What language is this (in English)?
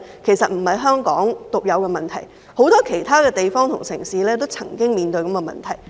Cantonese